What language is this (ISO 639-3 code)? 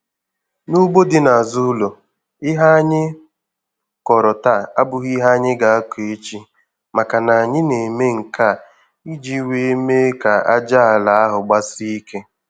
ibo